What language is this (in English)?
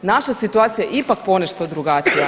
Croatian